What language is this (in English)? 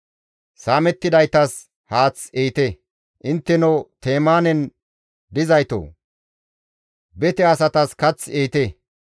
Gamo